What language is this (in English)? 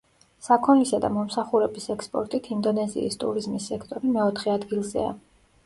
Georgian